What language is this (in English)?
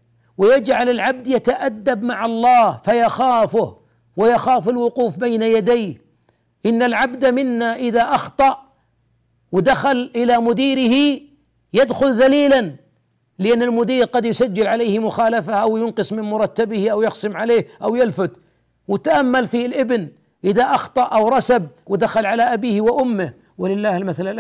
Arabic